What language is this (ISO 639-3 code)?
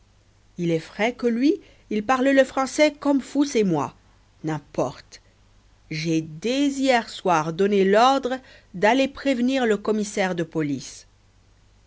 fra